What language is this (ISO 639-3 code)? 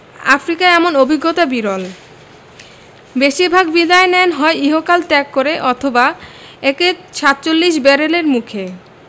ben